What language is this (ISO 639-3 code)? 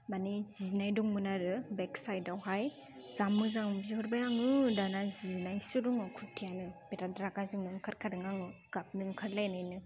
brx